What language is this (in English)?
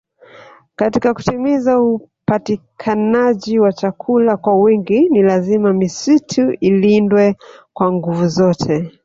Swahili